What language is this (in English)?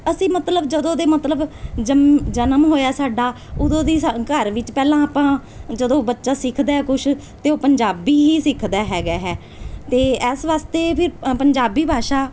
Punjabi